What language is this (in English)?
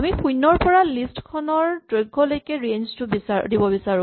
Assamese